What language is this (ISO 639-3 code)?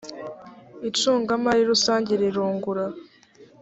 kin